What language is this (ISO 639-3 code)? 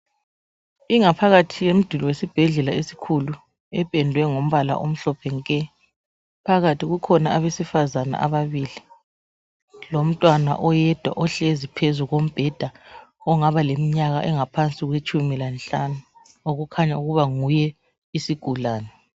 nde